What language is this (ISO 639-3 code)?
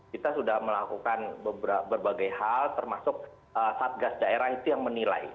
ind